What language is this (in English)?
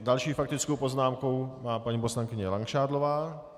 Czech